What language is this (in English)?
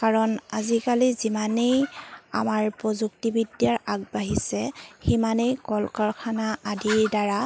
Assamese